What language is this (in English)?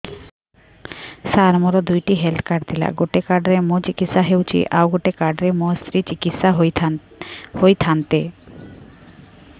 Odia